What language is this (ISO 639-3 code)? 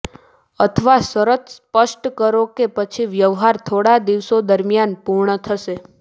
guj